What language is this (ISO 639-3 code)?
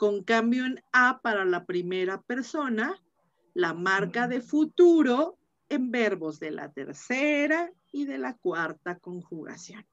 spa